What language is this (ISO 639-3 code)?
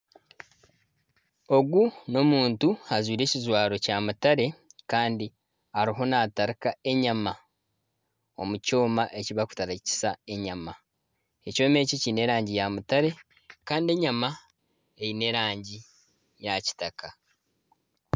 nyn